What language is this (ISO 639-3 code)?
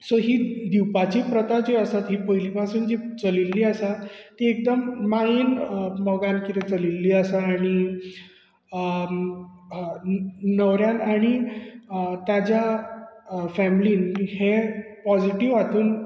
kok